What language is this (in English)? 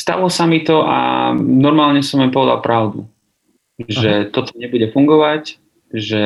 Slovak